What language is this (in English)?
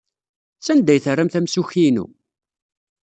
Kabyle